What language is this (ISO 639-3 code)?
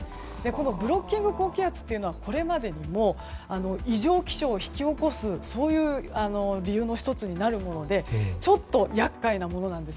jpn